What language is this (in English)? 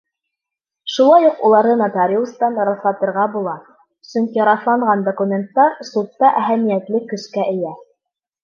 Bashkir